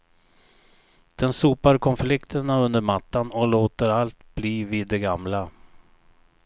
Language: Swedish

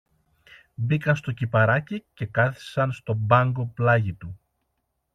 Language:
Greek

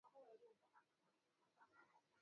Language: Swahili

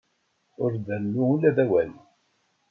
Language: Kabyle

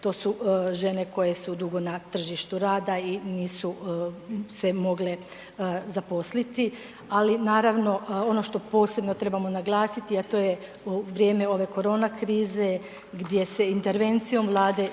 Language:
Croatian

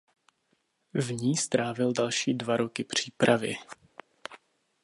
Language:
Czech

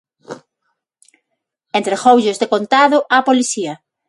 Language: Galician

